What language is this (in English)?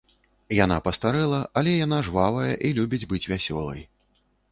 Belarusian